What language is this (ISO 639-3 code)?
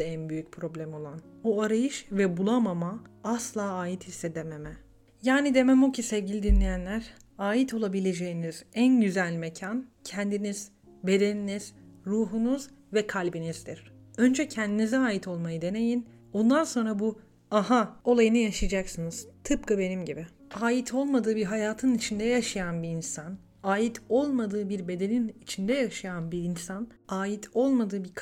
tur